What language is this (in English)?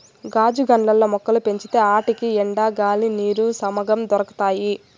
Telugu